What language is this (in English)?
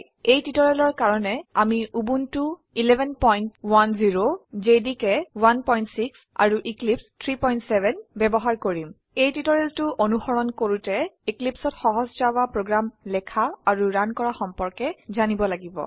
Assamese